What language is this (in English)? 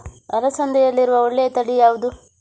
Kannada